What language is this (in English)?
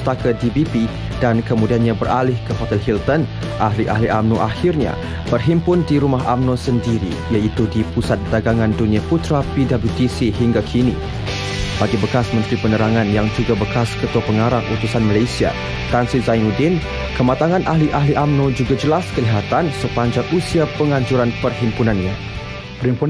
Malay